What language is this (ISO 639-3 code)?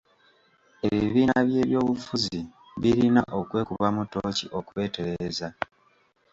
lug